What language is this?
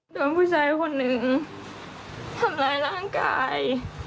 Thai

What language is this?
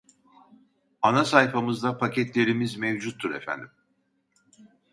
Turkish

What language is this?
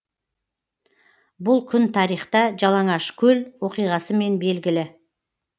Kazakh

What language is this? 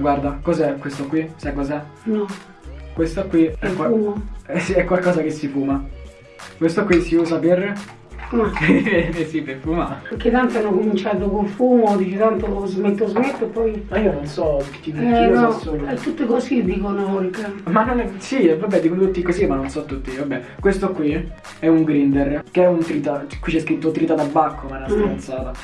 Italian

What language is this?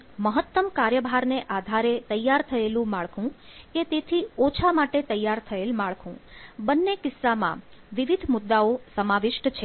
Gujarati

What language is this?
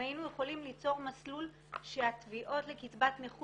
Hebrew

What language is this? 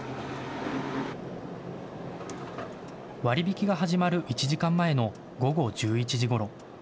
Japanese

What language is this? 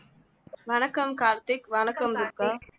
Tamil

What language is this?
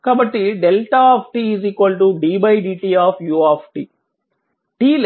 Telugu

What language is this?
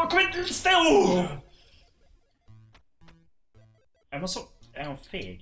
Swedish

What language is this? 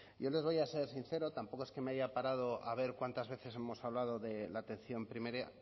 Spanish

